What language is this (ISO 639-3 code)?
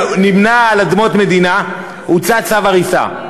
heb